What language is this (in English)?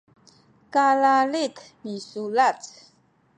Sakizaya